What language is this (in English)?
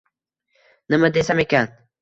Uzbek